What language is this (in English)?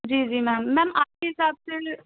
Urdu